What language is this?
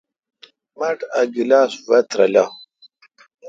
Kalkoti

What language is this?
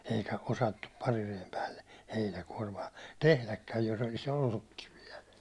Finnish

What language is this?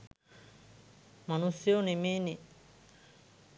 Sinhala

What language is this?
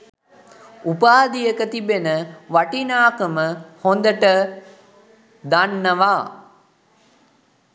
Sinhala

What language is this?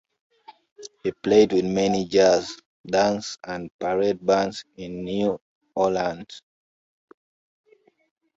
English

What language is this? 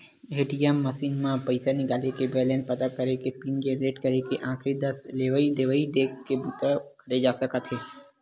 Chhattisgarhi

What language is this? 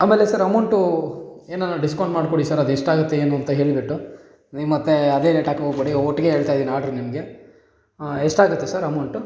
Kannada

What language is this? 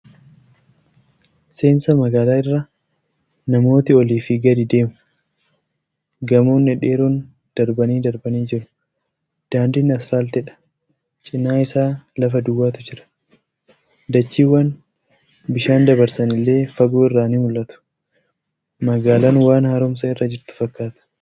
Oromo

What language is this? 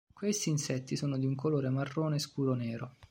Italian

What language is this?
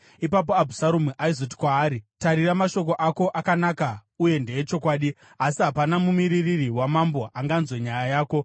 Shona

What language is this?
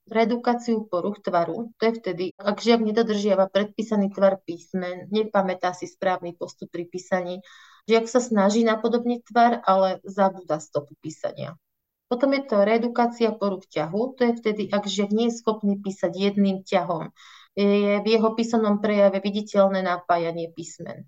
Slovak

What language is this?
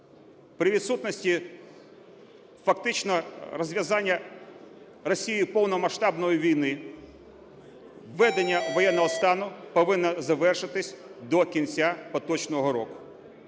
Ukrainian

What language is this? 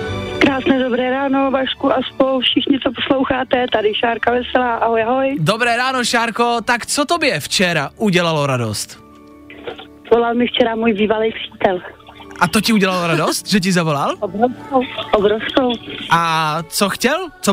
Czech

